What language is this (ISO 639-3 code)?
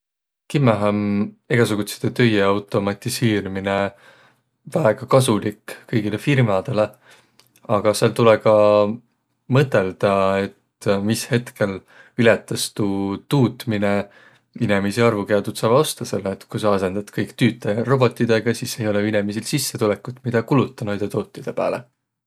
vro